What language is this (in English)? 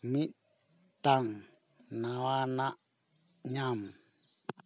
Santali